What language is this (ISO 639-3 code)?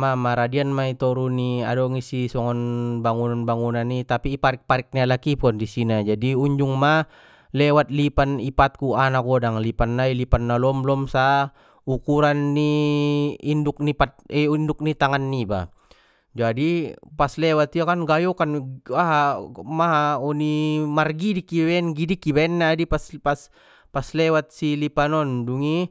btm